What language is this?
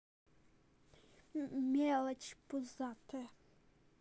Russian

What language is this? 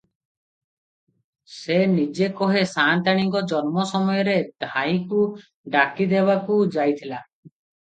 Odia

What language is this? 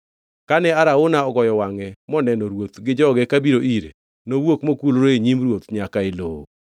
Luo (Kenya and Tanzania)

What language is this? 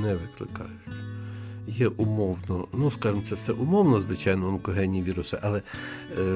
Ukrainian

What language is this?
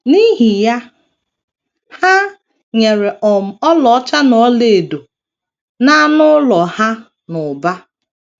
Igbo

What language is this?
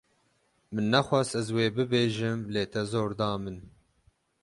Kurdish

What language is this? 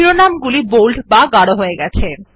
Bangla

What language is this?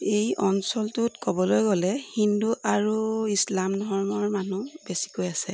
Assamese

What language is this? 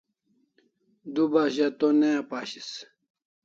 Kalasha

